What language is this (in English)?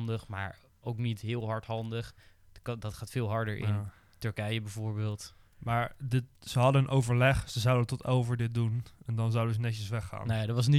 Dutch